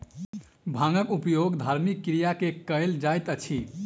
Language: Maithili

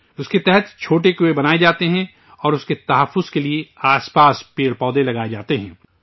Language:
Urdu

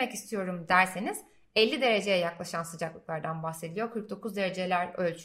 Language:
Turkish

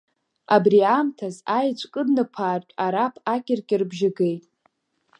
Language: Abkhazian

